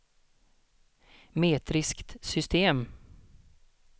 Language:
Swedish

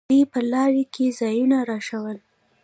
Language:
Pashto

